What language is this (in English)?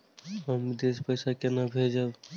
Maithili